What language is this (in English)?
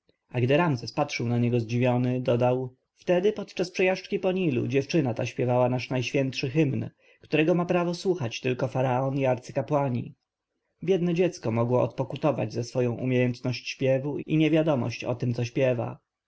Polish